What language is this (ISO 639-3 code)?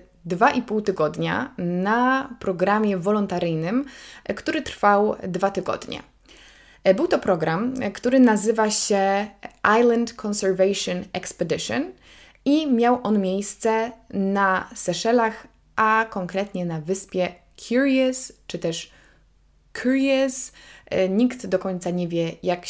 pol